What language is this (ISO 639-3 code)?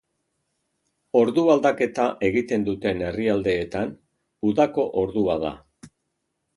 eus